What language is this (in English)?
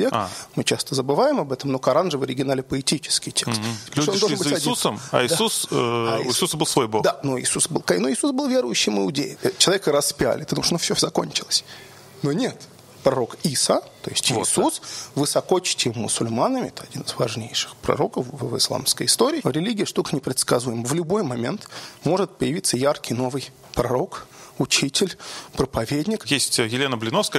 Russian